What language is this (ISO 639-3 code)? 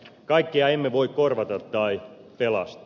fin